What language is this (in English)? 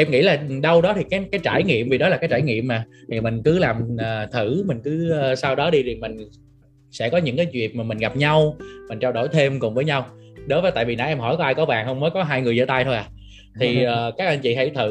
Vietnamese